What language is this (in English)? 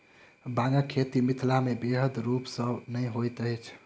Maithili